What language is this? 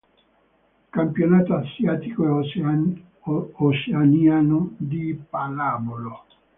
Italian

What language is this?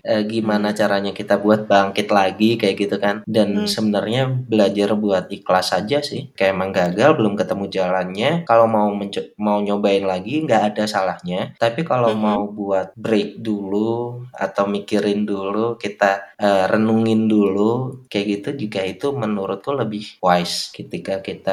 Indonesian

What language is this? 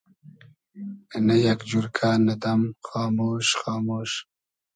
Hazaragi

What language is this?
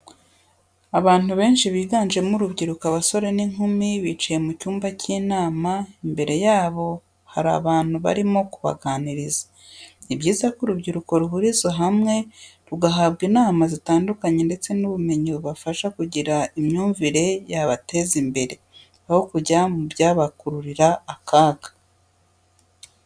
Kinyarwanda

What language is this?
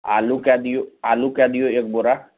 Maithili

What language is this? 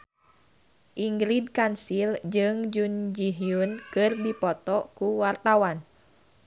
Sundanese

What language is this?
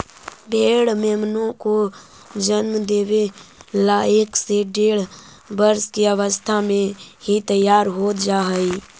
Magahi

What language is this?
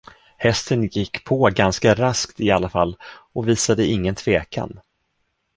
Swedish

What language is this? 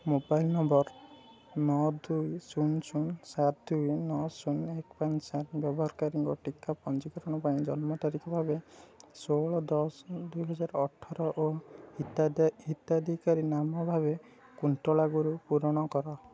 Odia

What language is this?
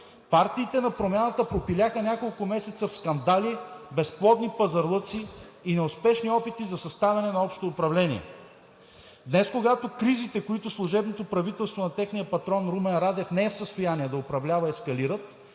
Bulgarian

